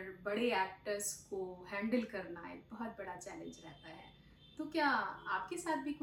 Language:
Hindi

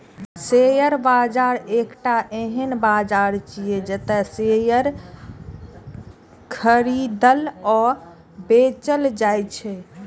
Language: Maithili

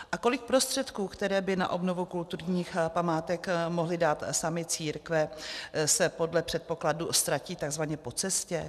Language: Czech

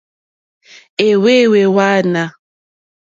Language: Mokpwe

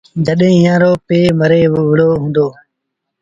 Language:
Sindhi Bhil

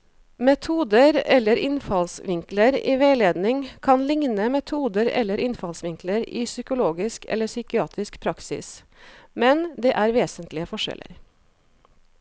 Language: Norwegian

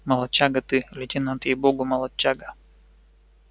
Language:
Russian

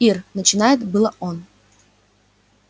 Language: Russian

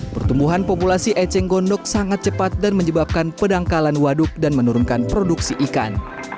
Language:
Indonesian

